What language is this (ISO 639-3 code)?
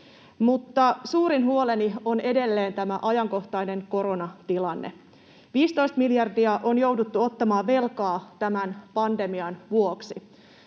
fin